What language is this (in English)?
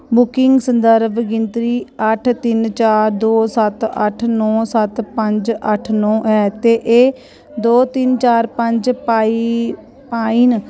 Dogri